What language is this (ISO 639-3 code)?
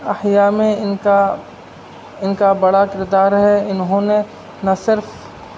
urd